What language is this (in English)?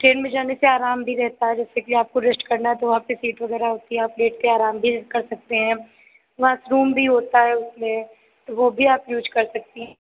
Hindi